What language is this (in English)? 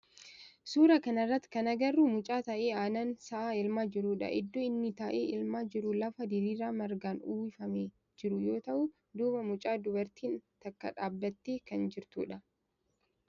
Oromo